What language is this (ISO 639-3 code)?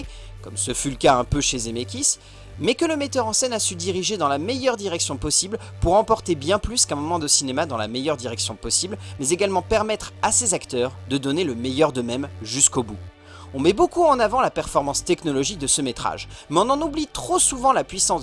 fra